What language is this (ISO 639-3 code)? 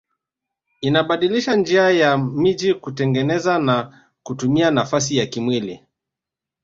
swa